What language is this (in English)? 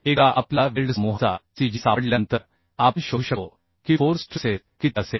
Marathi